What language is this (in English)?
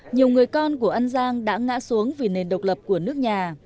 Vietnamese